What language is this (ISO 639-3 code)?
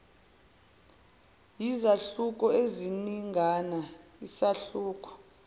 zul